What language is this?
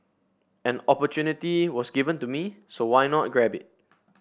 English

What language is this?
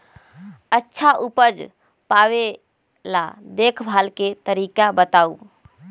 Magahi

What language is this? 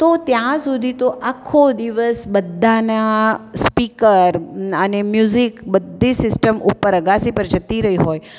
Gujarati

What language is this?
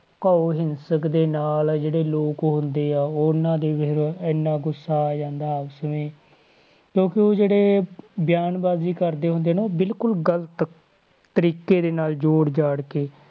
Punjabi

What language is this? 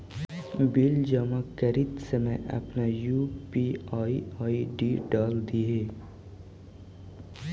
Magahi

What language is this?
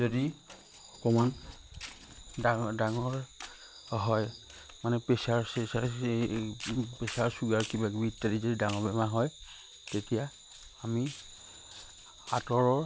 Assamese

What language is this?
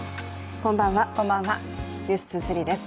Japanese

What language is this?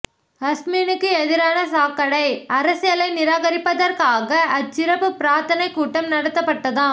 Tamil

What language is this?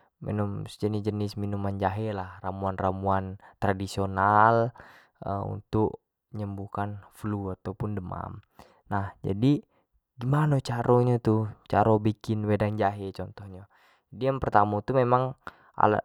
Jambi Malay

